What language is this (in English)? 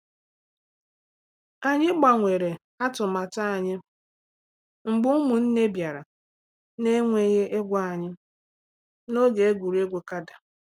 Igbo